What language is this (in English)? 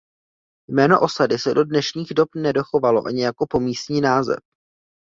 Czech